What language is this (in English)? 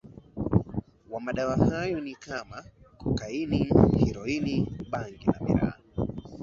Swahili